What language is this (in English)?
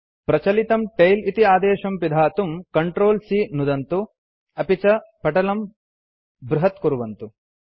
Sanskrit